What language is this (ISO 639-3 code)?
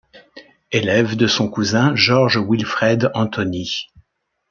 fra